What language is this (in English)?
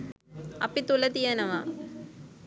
Sinhala